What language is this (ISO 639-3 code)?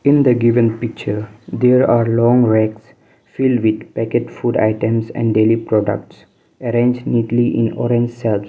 eng